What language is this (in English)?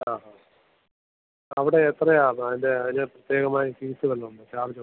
Malayalam